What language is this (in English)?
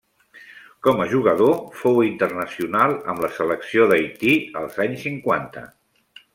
Catalan